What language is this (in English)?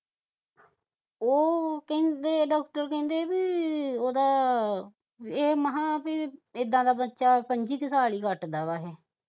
Punjabi